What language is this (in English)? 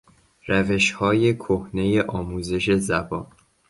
Persian